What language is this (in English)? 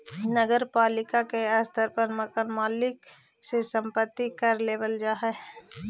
Magahi